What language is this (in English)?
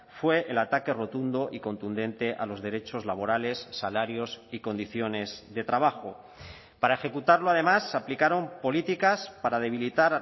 Spanish